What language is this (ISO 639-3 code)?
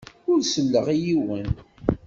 kab